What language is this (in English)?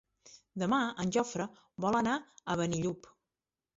Catalan